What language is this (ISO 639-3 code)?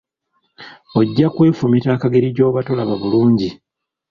lug